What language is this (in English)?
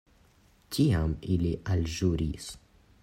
Esperanto